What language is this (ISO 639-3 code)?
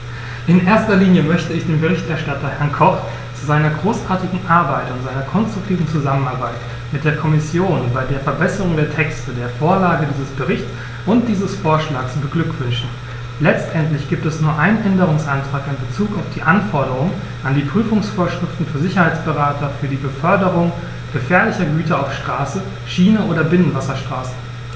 deu